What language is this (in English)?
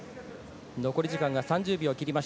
Japanese